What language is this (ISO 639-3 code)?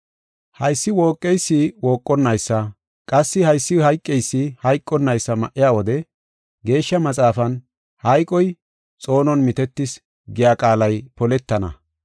gof